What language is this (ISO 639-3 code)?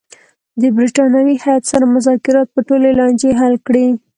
pus